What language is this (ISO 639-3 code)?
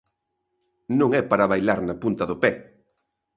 glg